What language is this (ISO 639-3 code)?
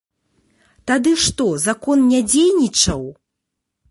bel